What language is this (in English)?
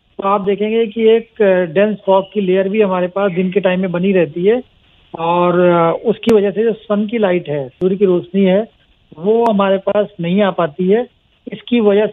Hindi